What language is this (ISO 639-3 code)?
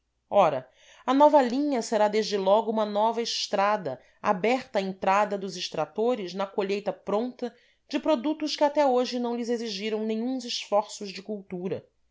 por